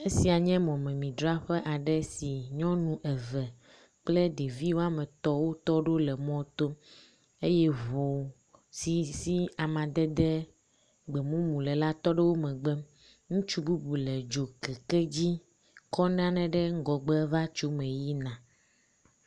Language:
Ewe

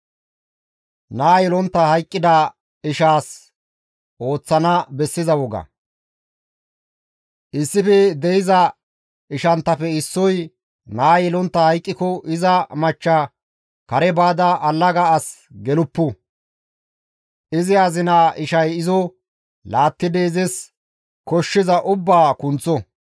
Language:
Gamo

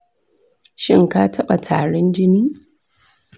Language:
Hausa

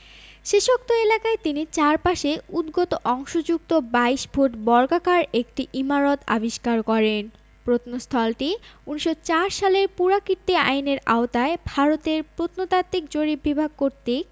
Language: Bangla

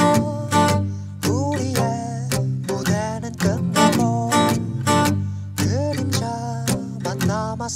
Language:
Korean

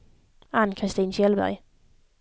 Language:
Swedish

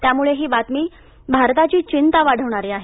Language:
Marathi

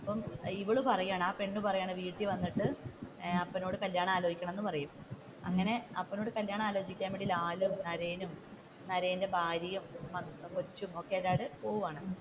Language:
Malayalam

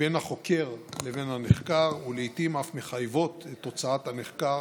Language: Hebrew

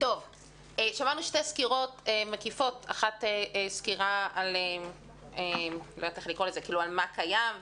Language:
Hebrew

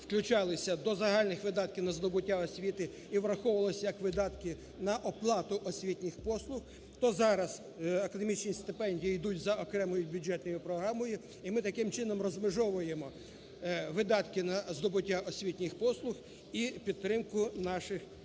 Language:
Ukrainian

